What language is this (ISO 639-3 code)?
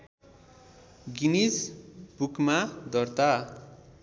nep